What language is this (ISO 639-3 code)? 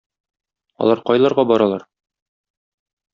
tat